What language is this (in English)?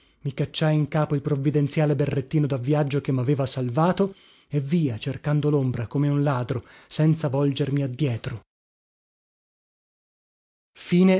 Italian